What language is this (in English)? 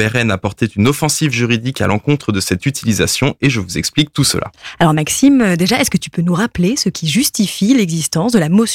French